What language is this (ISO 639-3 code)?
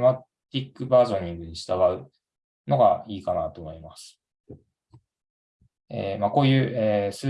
jpn